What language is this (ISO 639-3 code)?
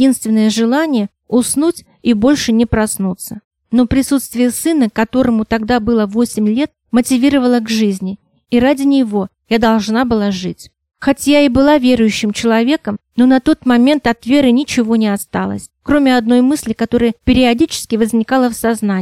rus